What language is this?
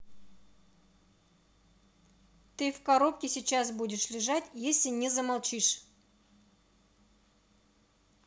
Russian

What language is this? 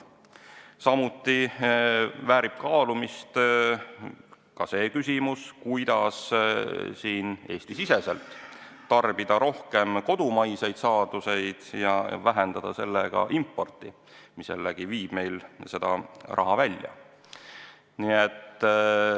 Estonian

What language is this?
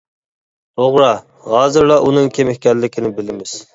Uyghur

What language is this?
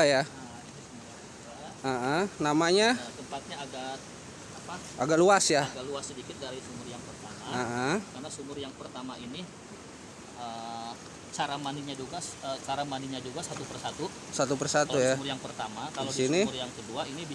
Indonesian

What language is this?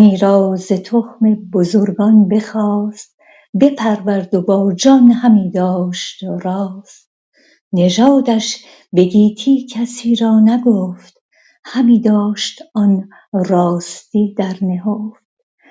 Persian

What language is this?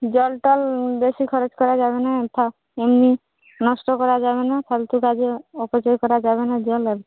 Bangla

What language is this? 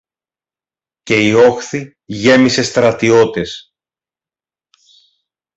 Greek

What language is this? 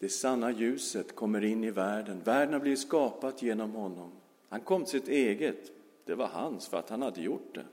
Swedish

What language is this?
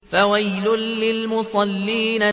Arabic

